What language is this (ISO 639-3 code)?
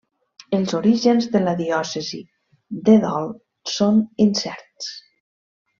cat